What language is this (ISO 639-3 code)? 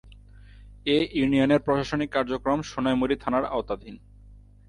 ben